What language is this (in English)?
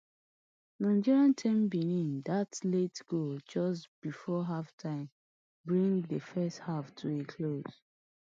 Nigerian Pidgin